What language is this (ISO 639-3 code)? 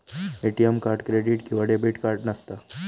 mar